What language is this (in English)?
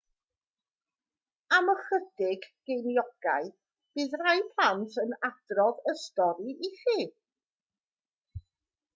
Welsh